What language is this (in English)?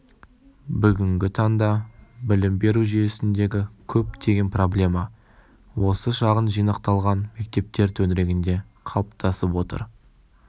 Kazakh